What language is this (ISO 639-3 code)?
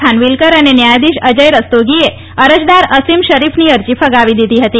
guj